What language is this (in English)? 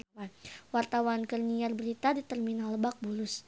Sundanese